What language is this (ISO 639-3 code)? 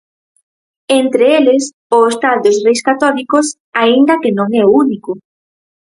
glg